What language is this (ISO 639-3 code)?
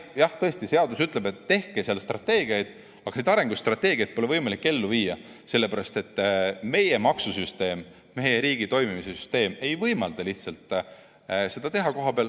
est